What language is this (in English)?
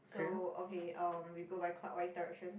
English